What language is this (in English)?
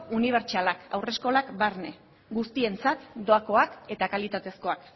Basque